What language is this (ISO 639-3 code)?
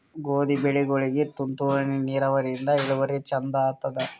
kan